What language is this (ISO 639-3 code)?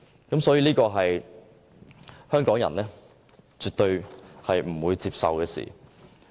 yue